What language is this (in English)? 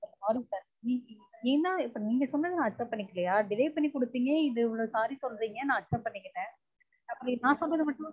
Tamil